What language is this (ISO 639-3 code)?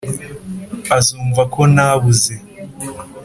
kin